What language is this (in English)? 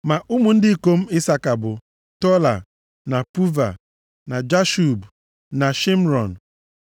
Igbo